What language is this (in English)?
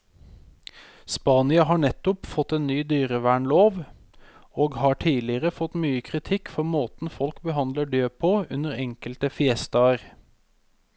Norwegian